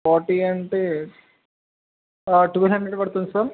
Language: Telugu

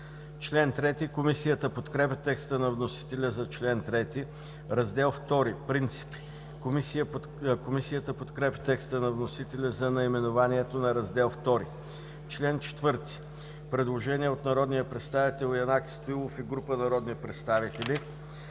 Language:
Bulgarian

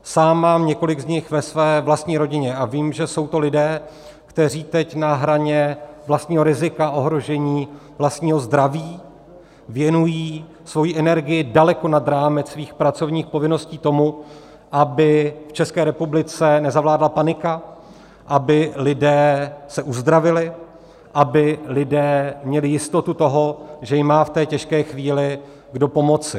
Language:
Czech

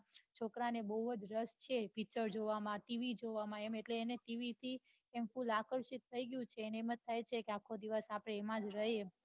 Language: Gujarati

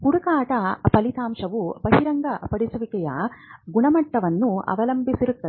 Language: Kannada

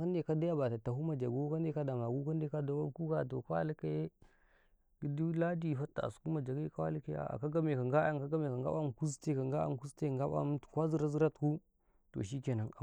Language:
Karekare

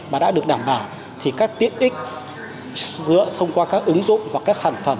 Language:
Vietnamese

